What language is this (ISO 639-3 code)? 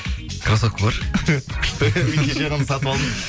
kaz